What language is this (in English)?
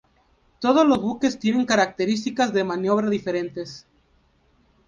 Spanish